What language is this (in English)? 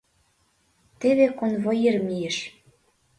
Mari